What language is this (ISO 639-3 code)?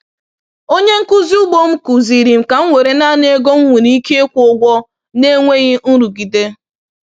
ibo